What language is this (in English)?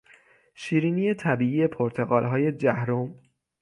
Persian